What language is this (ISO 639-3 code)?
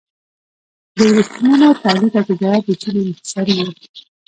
pus